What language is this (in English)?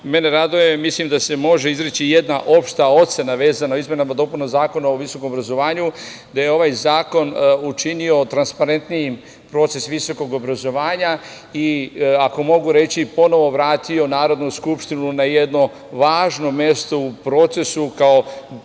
Serbian